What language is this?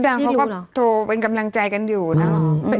Thai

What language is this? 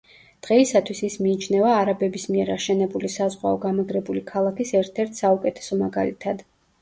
Georgian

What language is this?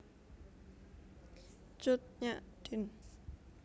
Javanese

